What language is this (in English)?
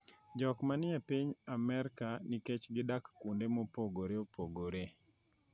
Luo (Kenya and Tanzania)